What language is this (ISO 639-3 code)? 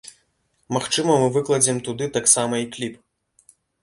bel